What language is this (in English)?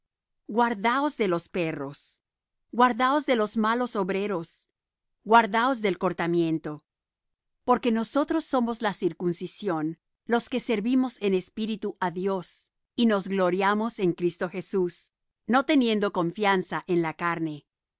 Spanish